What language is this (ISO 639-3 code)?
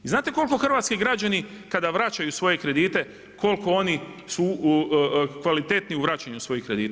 hrv